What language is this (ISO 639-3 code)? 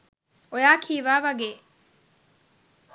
sin